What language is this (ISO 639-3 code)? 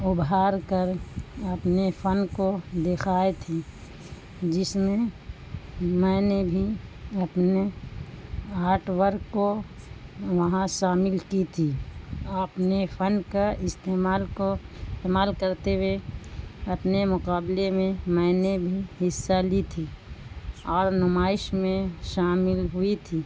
urd